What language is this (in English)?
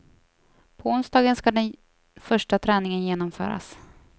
Swedish